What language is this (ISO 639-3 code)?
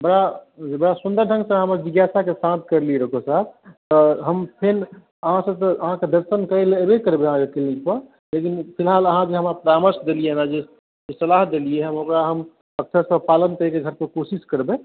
mai